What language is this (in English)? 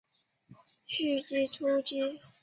Chinese